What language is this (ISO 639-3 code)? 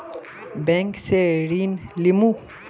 mag